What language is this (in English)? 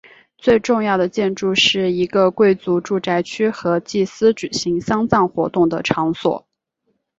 Chinese